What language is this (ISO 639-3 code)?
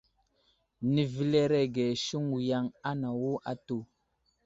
udl